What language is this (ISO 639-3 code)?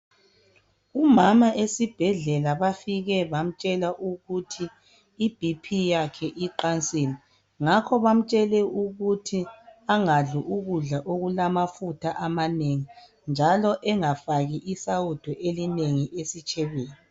nde